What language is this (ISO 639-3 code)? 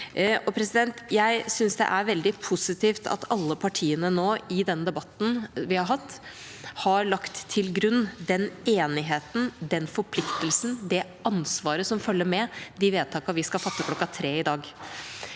nor